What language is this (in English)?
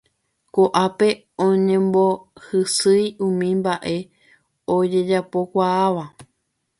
Guarani